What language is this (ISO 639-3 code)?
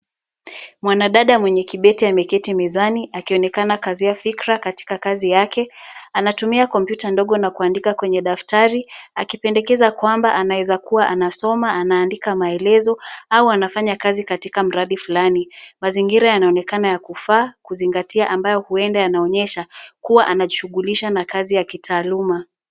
swa